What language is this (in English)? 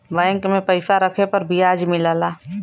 Bhojpuri